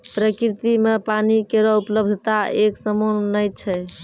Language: Maithili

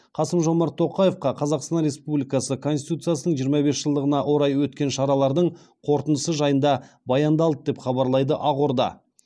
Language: Kazakh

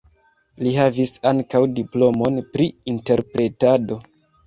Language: Esperanto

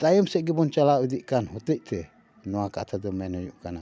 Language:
Santali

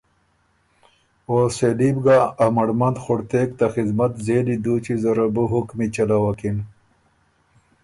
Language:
Ormuri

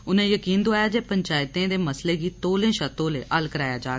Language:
Dogri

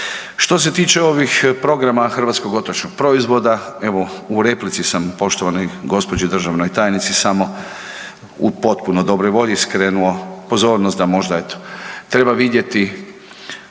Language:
Croatian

